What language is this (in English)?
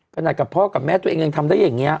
Thai